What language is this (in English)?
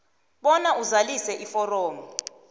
South Ndebele